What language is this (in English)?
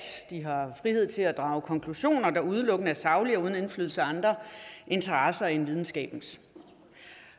Danish